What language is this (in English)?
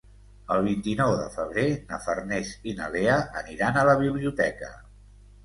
Catalan